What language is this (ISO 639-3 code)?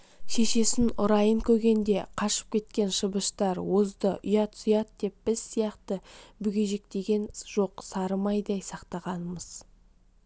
kaz